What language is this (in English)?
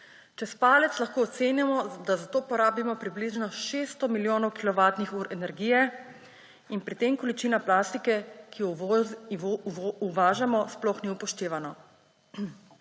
Slovenian